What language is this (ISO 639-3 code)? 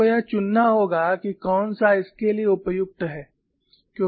hin